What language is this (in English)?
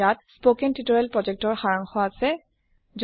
Assamese